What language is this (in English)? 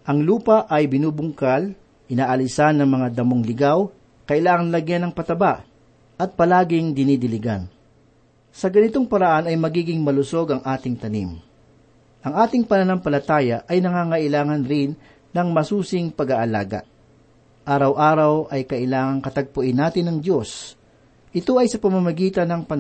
Filipino